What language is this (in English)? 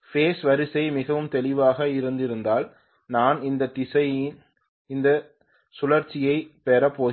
Tamil